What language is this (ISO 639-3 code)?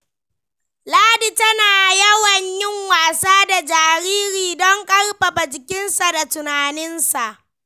hau